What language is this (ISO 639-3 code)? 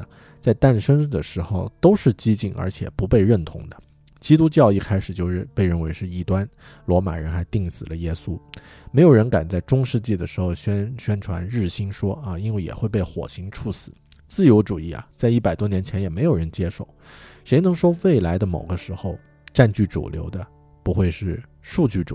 zho